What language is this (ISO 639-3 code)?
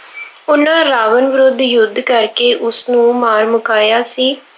pan